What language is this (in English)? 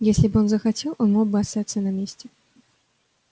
Russian